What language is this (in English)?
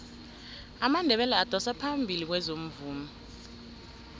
South Ndebele